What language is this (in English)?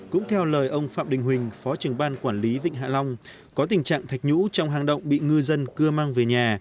Vietnamese